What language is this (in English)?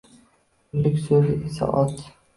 Uzbek